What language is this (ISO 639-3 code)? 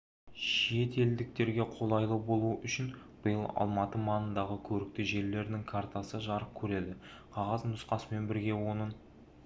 kaz